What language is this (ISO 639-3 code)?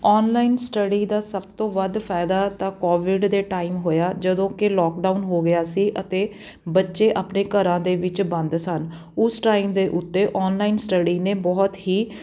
pan